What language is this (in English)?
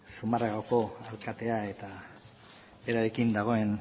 Basque